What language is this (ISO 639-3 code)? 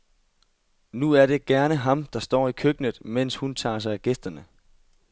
dan